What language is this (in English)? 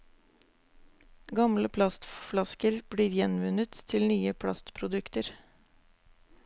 Norwegian